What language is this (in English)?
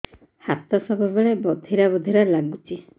Odia